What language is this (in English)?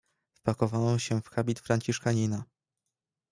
Polish